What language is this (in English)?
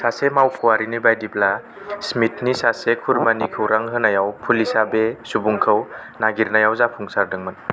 Bodo